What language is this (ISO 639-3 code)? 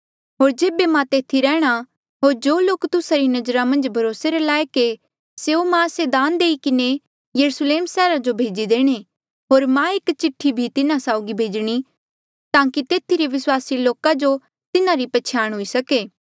mjl